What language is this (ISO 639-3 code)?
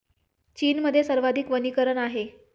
mar